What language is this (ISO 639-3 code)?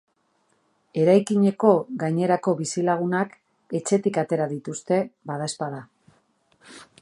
eus